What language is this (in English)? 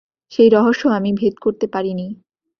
Bangla